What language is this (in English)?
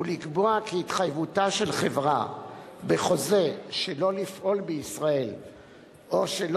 Hebrew